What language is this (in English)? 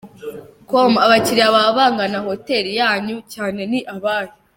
Kinyarwanda